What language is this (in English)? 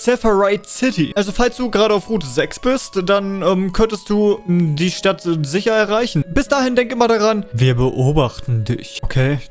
German